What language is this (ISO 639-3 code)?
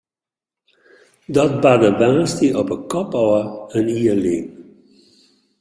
fry